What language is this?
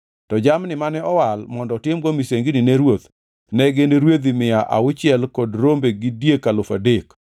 Luo (Kenya and Tanzania)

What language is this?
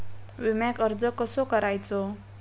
Marathi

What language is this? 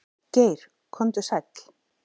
Icelandic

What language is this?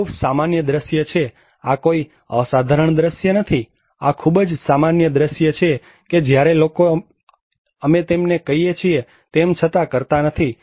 Gujarati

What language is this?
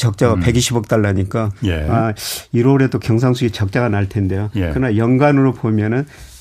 Korean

